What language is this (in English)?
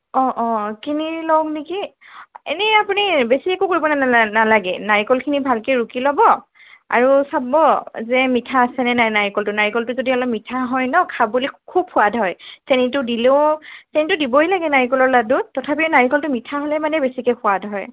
Assamese